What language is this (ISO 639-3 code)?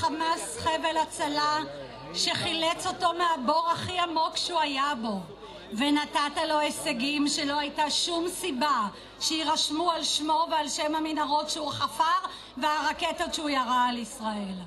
heb